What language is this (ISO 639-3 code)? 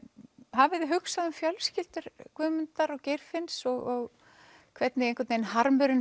isl